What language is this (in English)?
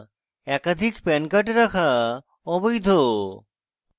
Bangla